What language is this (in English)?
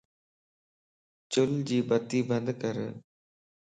Lasi